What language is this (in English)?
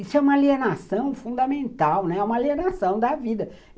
Portuguese